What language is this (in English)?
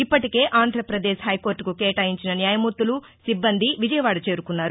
Telugu